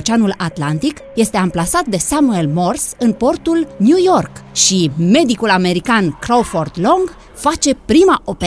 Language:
Romanian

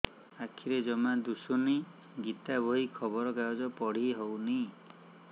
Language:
Odia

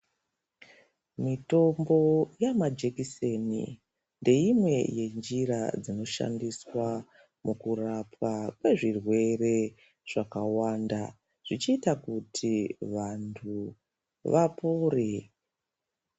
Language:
Ndau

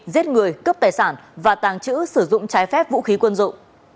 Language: Vietnamese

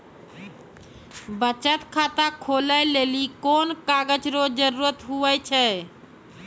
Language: Maithili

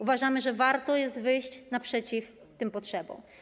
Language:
Polish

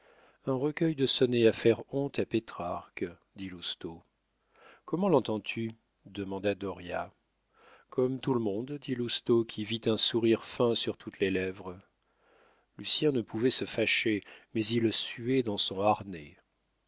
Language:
French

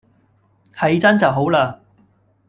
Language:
Cantonese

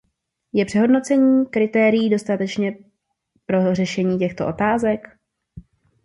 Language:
Czech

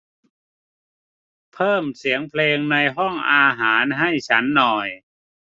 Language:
Thai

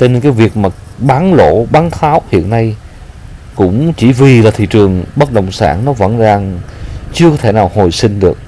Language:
Vietnamese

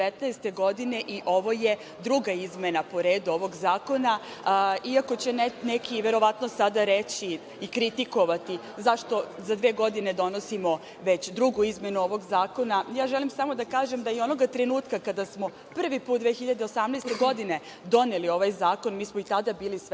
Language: Serbian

